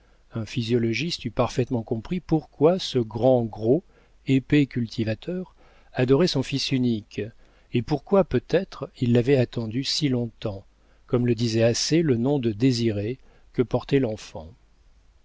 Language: French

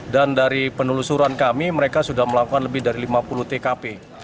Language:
Indonesian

